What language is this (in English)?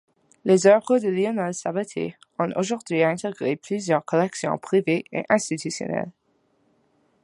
French